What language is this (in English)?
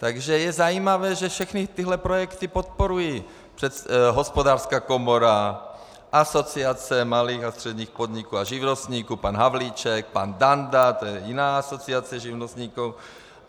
Czech